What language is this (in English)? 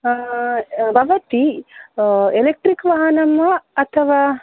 Sanskrit